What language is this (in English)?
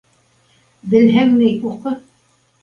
Bashkir